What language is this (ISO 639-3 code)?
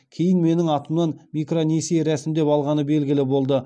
kaz